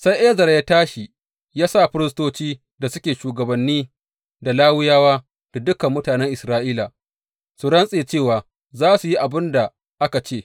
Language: Hausa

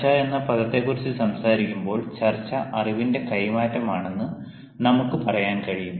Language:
Malayalam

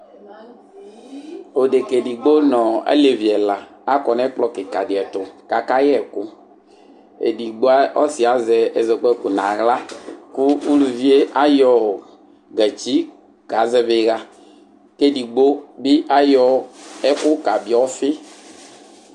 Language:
Ikposo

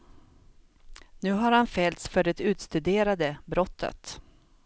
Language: Swedish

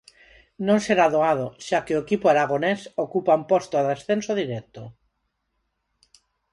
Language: Galician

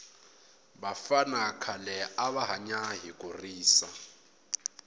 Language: Tsonga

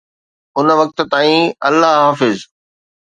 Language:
Sindhi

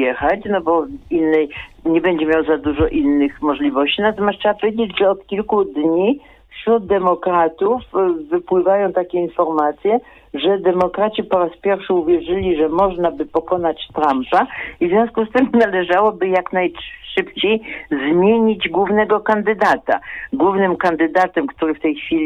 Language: Polish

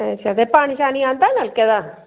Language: Dogri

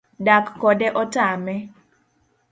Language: Luo (Kenya and Tanzania)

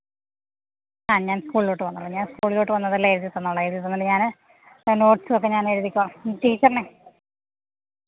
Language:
Malayalam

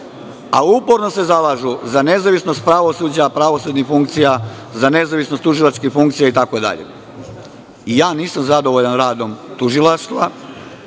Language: Serbian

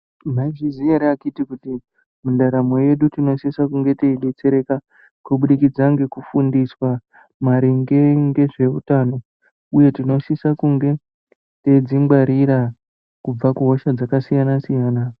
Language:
Ndau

